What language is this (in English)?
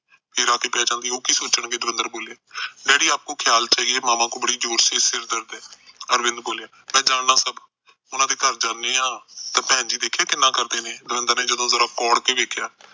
Punjabi